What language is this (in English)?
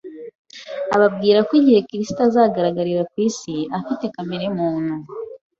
Kinyarwanda